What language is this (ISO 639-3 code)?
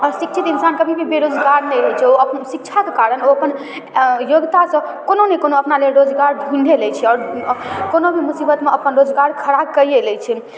mai